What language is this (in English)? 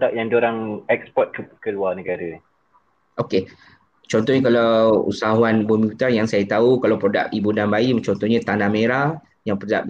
Malay